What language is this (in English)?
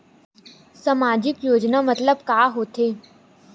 Chhattisgarhi